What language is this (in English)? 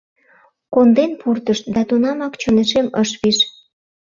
Mari